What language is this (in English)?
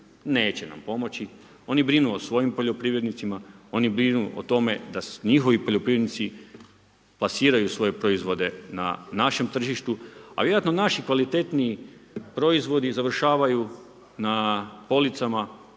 Croatian